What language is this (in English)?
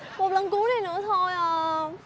Vietnamese